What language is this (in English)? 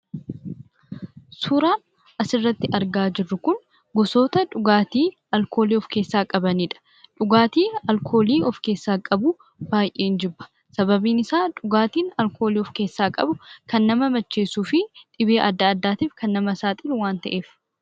Oromo